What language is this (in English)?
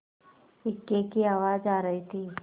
Hindi